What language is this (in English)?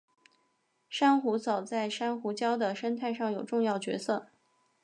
Chinese